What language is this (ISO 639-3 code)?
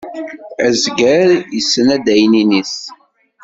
kab